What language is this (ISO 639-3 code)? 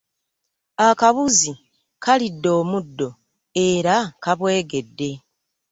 lug